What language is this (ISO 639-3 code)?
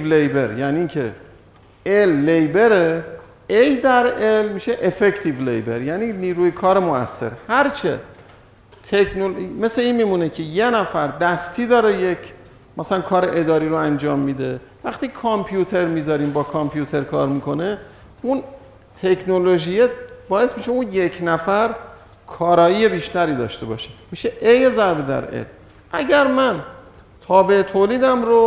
fas